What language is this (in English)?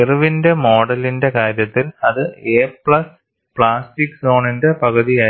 Malayalam